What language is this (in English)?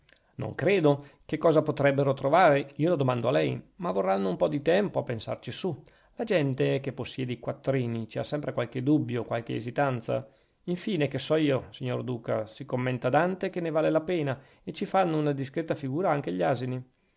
Italian